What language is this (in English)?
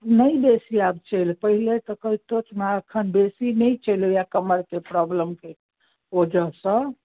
Maithili